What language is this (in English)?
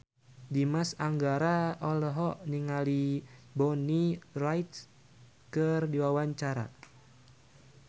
Sundanese